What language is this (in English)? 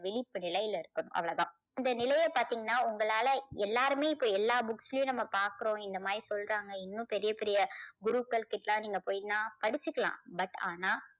Tamil